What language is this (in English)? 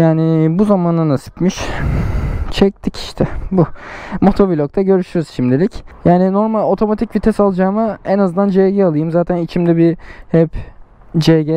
Turkish